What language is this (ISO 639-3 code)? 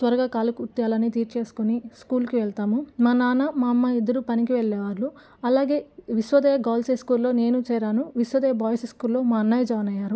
tel